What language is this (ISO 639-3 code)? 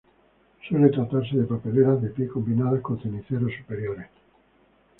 spa